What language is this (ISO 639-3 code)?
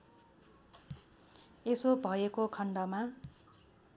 nep